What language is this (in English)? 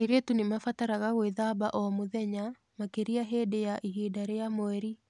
Kikuyu